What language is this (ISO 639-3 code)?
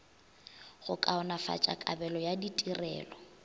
nso